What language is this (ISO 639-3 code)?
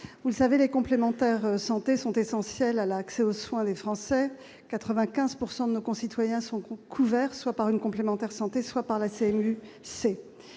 fra